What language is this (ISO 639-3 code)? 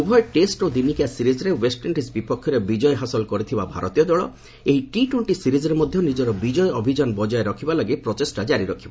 ori